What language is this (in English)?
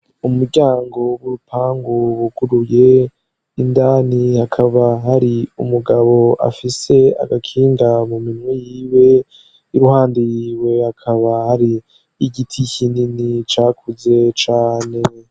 Rundi